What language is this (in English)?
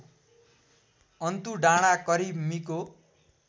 Nepali